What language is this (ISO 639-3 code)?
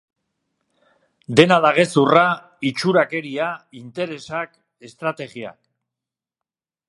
eus